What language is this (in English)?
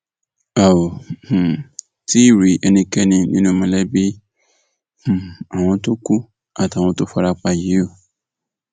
Yoruba